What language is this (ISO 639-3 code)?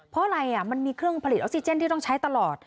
tha